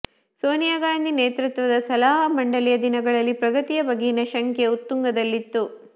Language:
Kannada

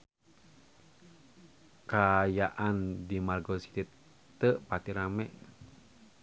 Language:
Sundanese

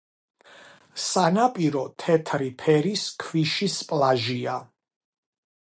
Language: Georgian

